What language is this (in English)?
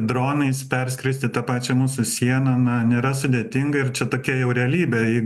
Lithuanian